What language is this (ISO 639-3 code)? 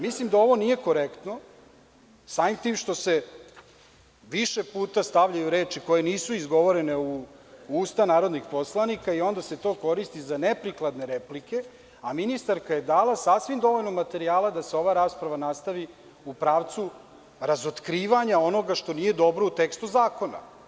srp